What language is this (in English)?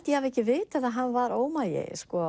Icelandic